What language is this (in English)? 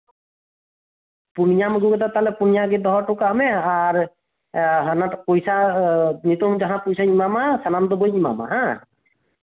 Santali